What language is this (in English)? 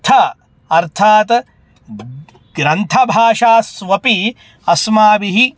Sanskrit